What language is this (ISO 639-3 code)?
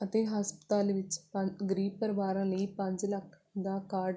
pan